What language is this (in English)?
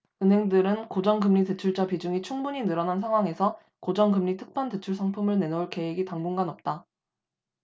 Korean